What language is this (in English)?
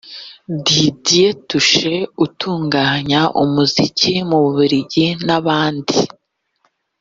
Kinyarwanda